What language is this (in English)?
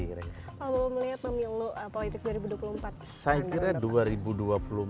Indonesian